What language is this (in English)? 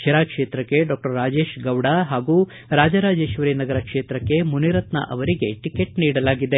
Kannada